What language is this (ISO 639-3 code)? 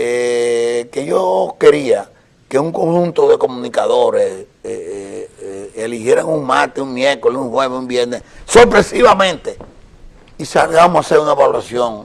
spa